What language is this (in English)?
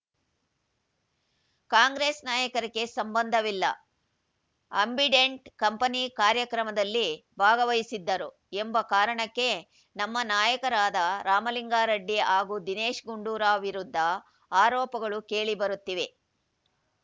Kannada